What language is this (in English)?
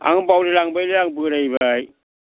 Bodo